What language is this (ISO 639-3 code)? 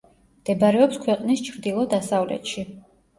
kat